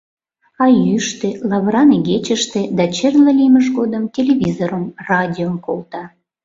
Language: Mari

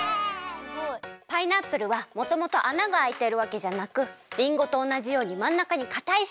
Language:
Japanese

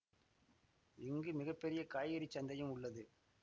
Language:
Tamil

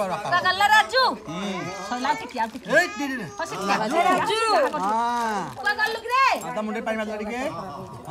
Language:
Indonesian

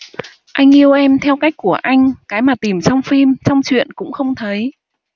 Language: Vietnamese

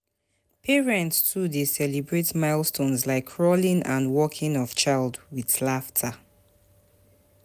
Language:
Nigerian Pidgin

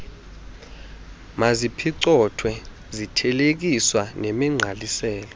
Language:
Xhosa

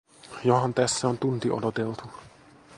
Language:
Finnish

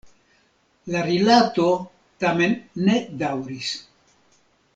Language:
Esperanto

